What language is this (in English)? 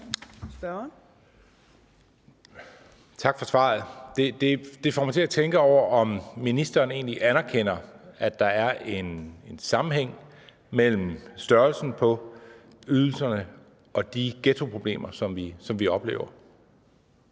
Danish